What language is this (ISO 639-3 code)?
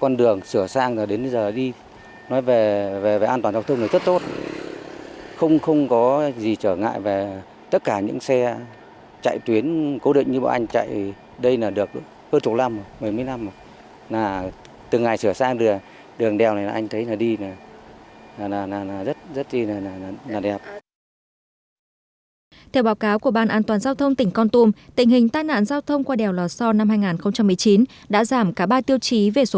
vie